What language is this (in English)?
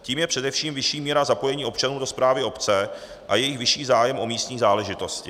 Czech